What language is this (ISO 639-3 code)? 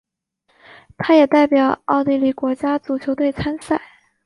zho